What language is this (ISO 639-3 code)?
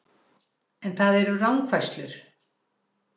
isl